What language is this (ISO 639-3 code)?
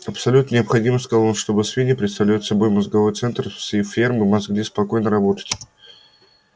rus